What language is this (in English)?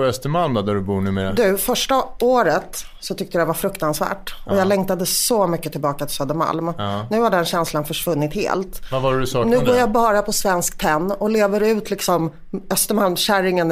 Swedish